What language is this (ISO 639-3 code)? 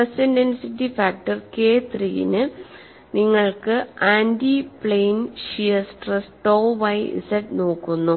mal